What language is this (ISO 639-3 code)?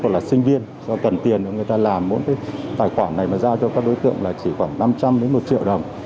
vie